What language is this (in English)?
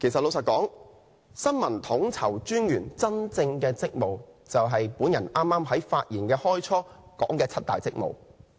Cantonese